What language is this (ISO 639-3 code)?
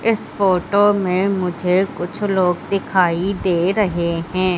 hin